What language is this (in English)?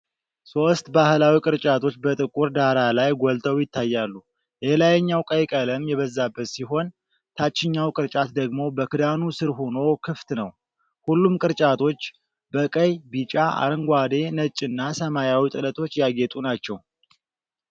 Amharic